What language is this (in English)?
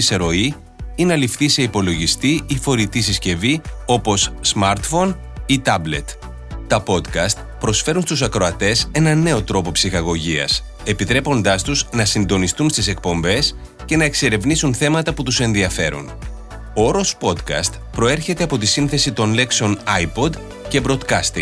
Greek